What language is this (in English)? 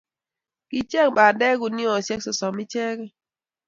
Kalenjin